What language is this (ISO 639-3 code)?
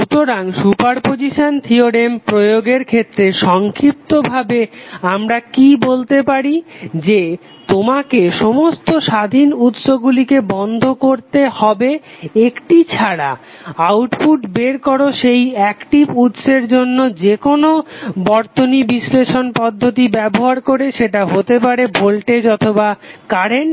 ben